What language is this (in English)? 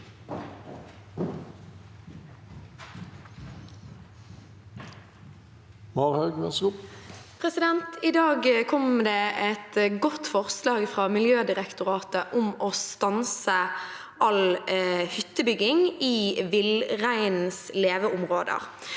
Norwegian